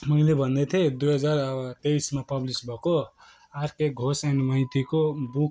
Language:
Nepali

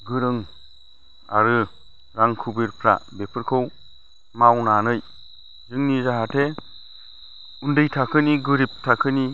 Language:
Bodo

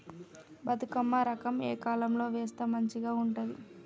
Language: Telugu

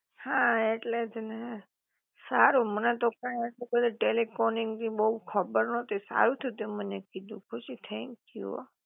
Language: Gujarati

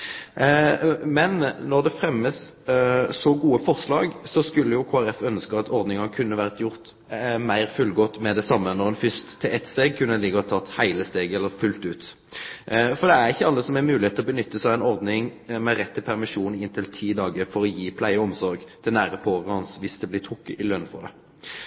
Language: Norwegian Nynorsk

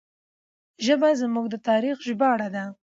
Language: Pashto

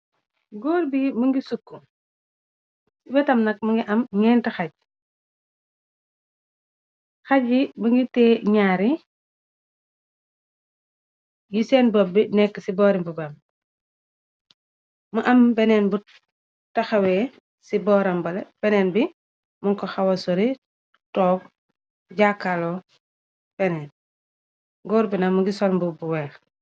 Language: Wolof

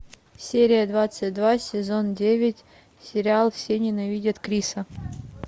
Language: Russian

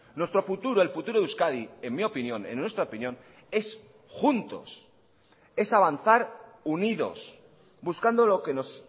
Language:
Spanish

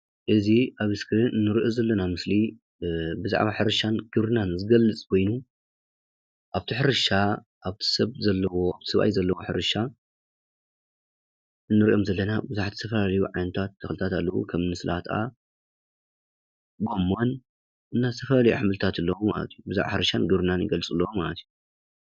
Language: Tigrinya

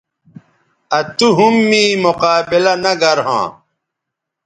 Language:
Bateri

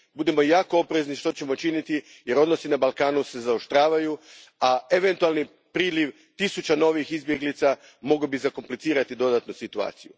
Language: Croatian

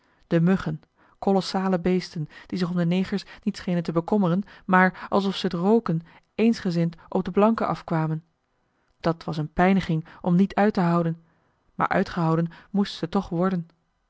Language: Dutch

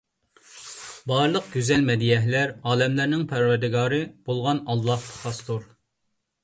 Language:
Uyghur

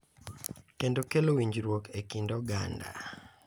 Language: Luo (Kenya and Tanzania)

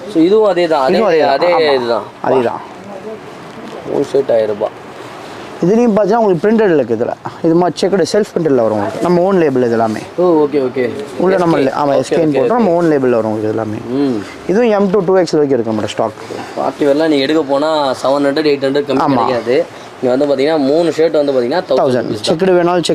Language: Tamil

